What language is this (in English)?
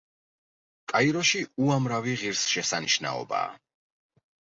Georgian